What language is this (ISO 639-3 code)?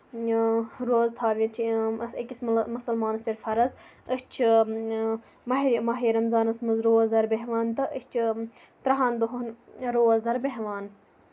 kas